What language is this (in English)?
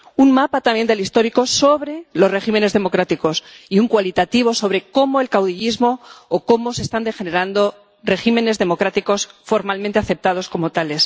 Spanish